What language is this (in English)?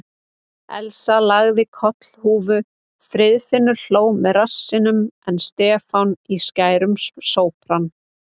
Icelandic